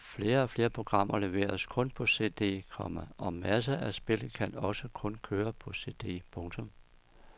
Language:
Danish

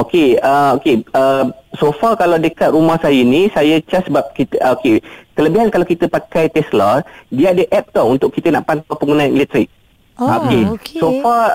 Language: Malay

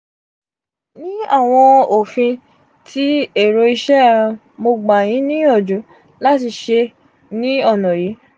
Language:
Yoruba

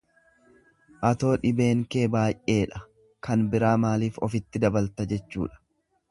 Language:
Oromo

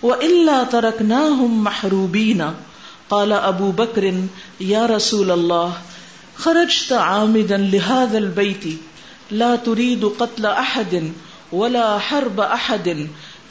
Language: Urdu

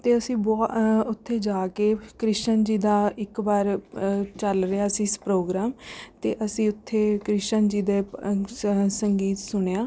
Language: Punjabi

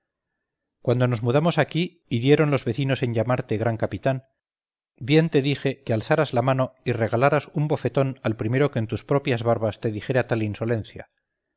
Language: Spanish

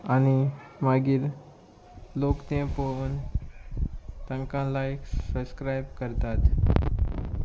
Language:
Konkani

